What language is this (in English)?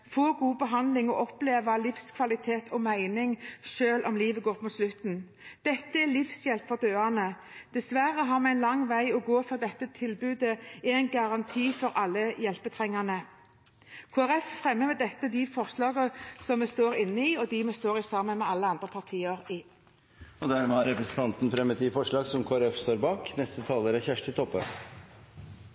Norwegian